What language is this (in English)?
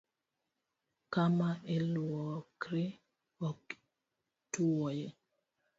Luo (Kenya and Tanzania)